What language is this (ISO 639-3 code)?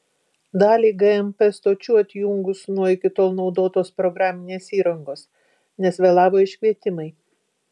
lit